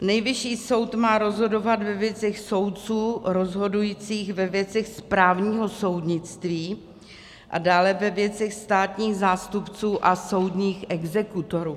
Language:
Czech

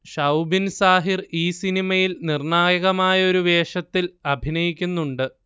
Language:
Malayalam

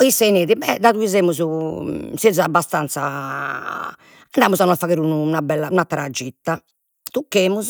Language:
Sardinian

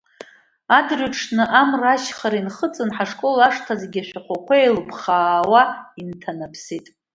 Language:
Abkhazian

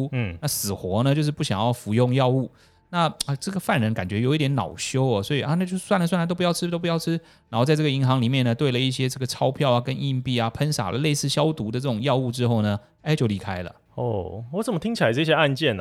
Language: Chinese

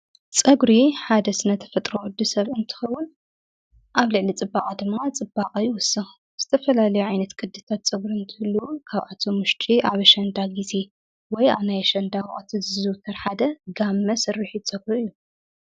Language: Tigrinya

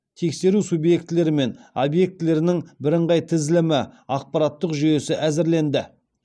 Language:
Kazakh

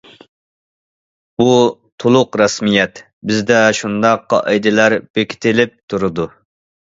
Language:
Uyghur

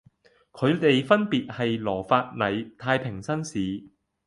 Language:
Cantonese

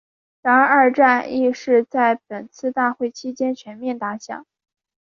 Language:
Chinese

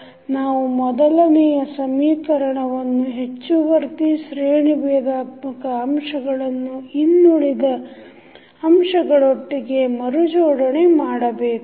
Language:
Kannada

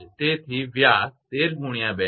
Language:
Gujarati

